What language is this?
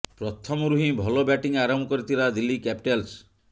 Odia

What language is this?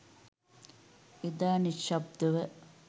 Sinhala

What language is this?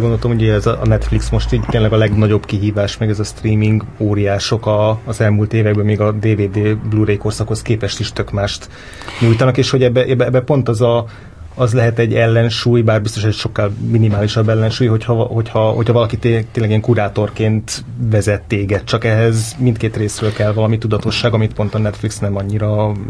Hungarian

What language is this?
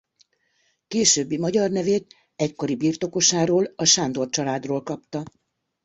Hungarian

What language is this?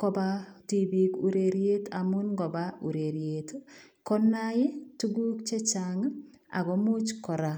Kalenjin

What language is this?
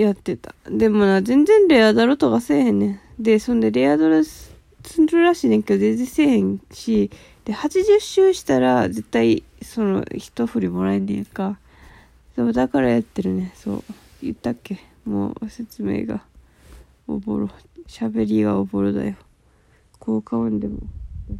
Japanese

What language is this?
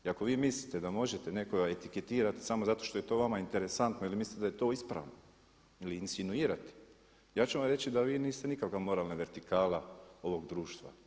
Croatian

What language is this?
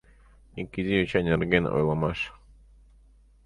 Mari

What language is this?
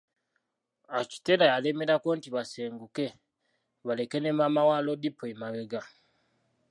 Ganda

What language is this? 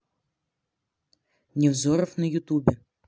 Russian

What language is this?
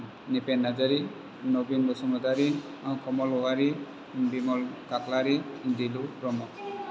Bodo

